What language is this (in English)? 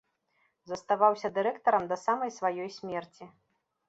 Belarusian